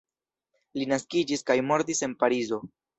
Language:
Esperanto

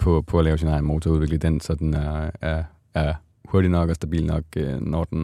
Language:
Danish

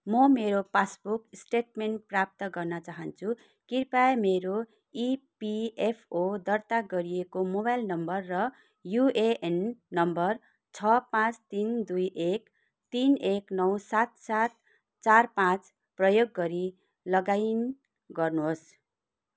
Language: Nepali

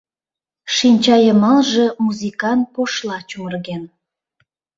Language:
Mari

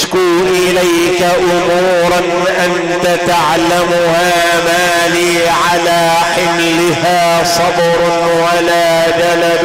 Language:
Arabic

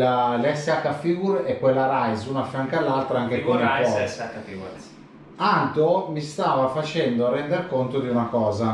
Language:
Italian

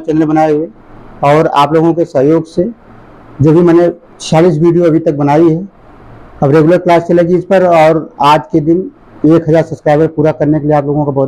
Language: Hindi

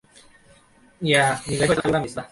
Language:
Bangla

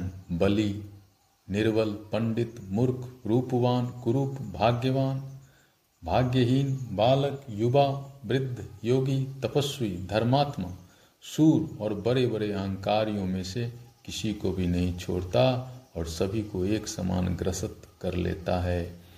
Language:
Hindi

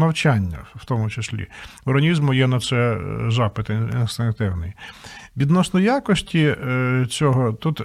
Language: Ukrainian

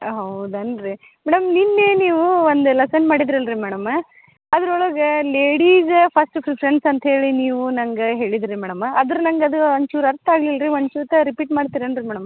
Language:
Kannada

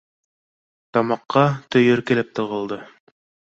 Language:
Bashkir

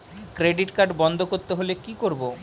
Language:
Bangla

